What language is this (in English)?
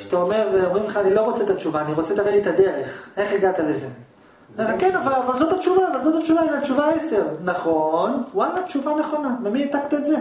Hebrew